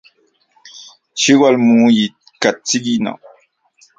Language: Central Puebla Nahuatl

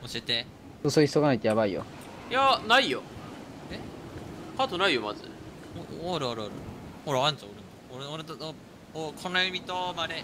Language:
Japanese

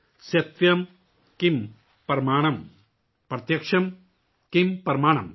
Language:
Urdu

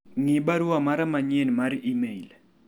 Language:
Luo (Kenya and Tanzania)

